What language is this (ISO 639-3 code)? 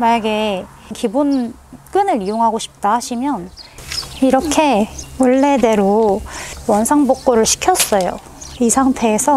kor